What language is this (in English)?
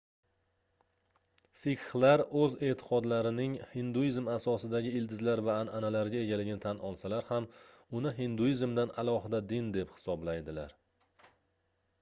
Uzbek